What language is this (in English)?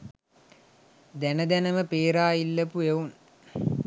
Sinhala